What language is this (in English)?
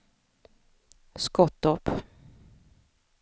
Swedish